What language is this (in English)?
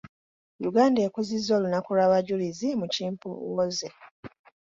Ganda